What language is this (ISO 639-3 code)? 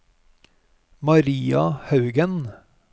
nor